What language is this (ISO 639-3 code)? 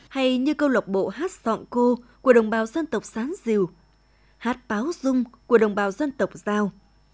vie